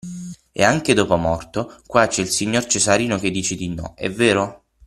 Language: Italian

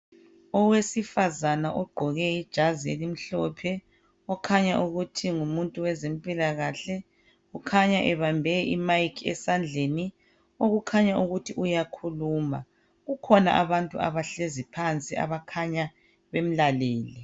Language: North Ndebele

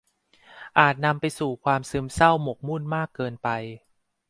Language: Thai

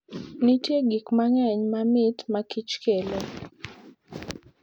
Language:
Luo (Kenya and Tanzania)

